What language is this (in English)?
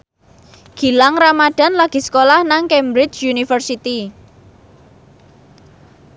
Javanese